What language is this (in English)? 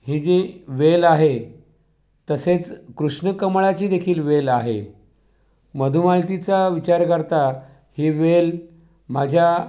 Marathi